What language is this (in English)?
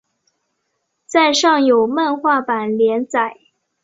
Chinese